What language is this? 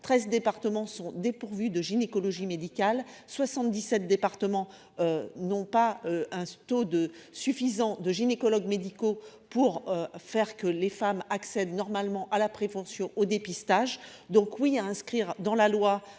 French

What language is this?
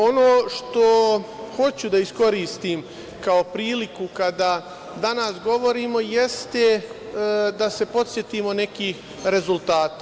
Serbian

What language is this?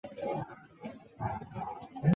Chinese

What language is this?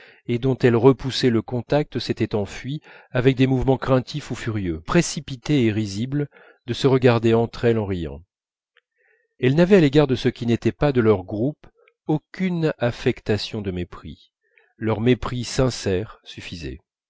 French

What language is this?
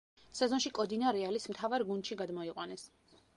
Georgian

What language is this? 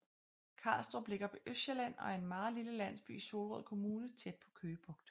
Danish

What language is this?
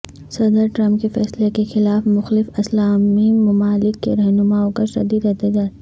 Urdu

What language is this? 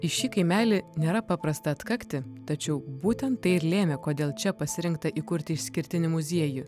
Lithuanian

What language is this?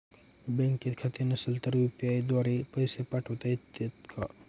Marathi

